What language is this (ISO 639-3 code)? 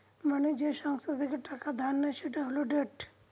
ben